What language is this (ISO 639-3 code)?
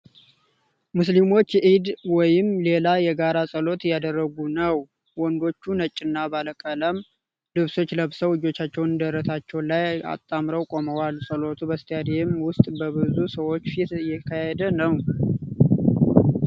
amh